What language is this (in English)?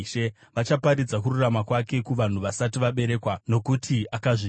Shona